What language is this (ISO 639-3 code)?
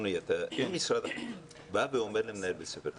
heb